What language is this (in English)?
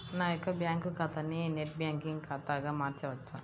Telugu